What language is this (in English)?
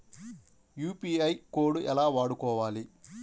Telugu